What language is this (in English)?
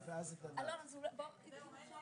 Hebrew